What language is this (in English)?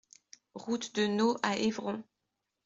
French